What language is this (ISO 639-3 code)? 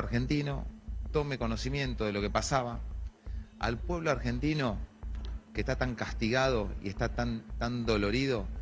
spa